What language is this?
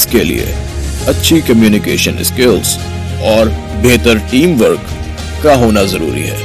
Urdu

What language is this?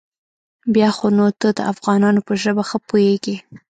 Pashto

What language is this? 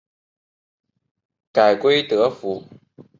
Chinese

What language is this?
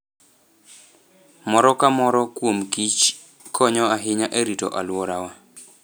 Luo (Kenya and Tanzania)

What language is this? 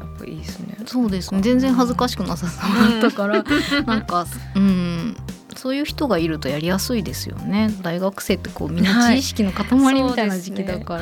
Japanese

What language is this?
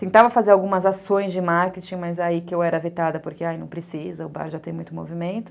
Portuguese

